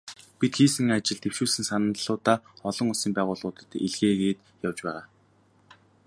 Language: Mongolian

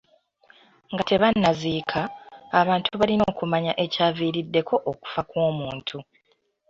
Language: Ganda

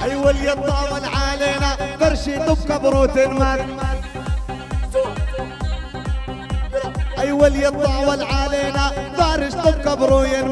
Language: Arabic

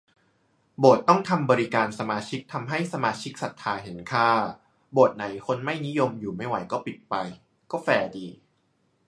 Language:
Thai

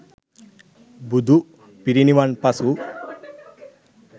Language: Sinhala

